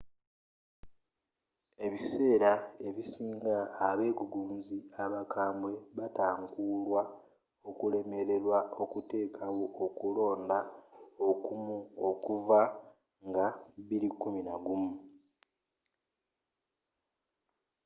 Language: Ganda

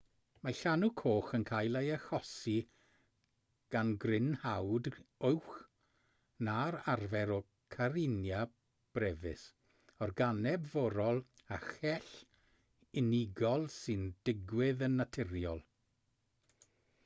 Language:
Welsh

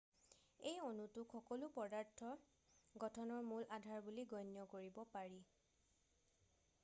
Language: Assamese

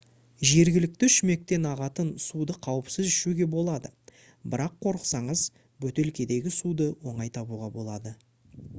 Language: Kazakh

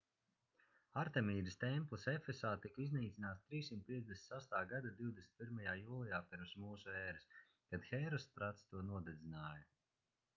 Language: Latvian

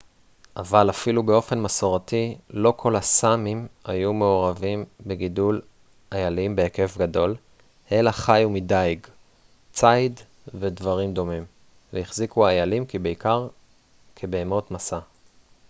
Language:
Hebrew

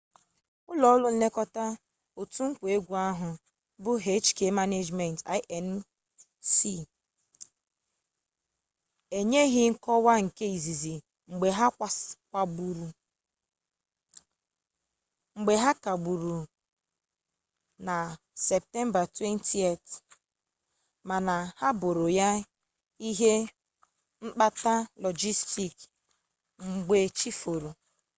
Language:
Igbo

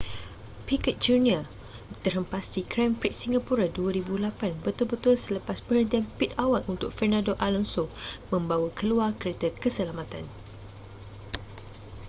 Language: Malay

